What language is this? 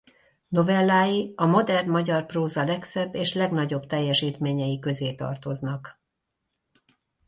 Hungarian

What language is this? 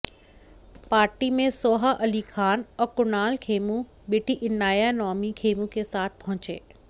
Hindi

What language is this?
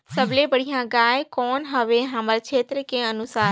Chhattisgarhi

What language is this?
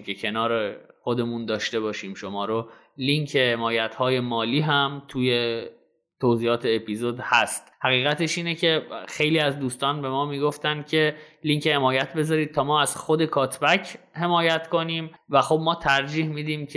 Persian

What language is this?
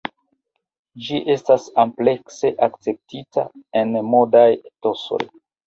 Esperanto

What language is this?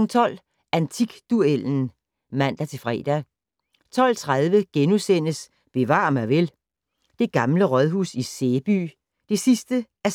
Danish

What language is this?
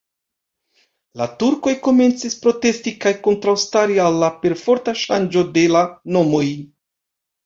Esperanto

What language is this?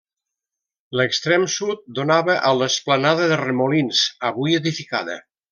Catalan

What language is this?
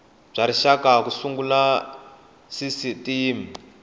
Tsonga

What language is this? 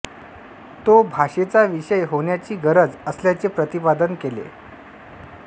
Marathi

